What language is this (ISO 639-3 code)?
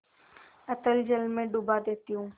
hin